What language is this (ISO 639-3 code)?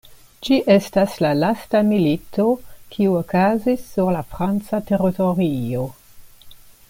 epo